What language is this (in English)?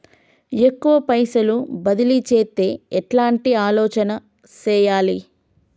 Telugu